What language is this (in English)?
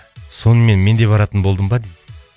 Kazakh